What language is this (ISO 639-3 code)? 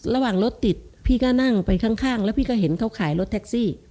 tha